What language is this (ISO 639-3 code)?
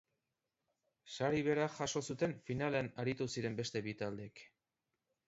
eus